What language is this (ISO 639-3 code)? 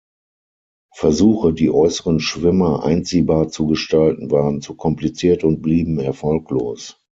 deu